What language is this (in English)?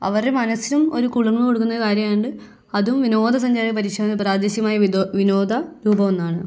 Malayalam